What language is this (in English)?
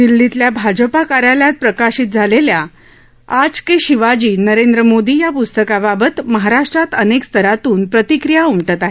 Marathi